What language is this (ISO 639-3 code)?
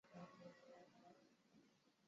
zho